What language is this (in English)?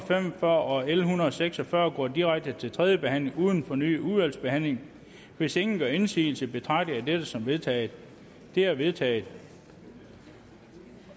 Danish